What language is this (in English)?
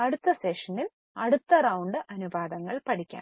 Malayalam